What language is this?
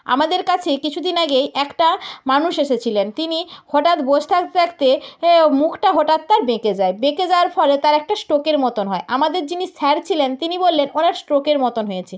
Bangla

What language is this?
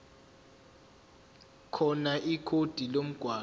Zulu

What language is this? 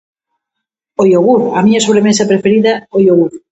Galician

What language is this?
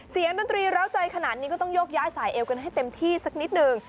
Thai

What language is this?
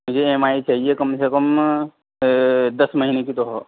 Urdu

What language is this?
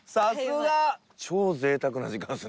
Japanese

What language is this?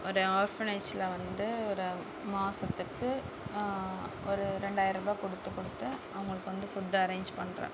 Tamil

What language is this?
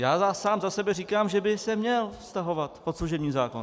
Czech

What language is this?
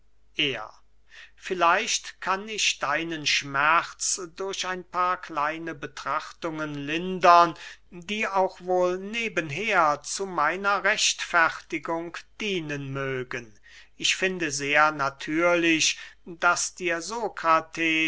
German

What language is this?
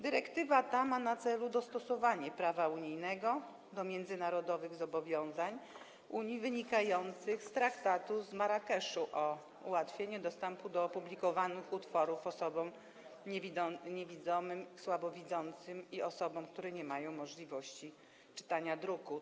Polish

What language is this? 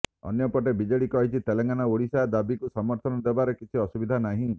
Odia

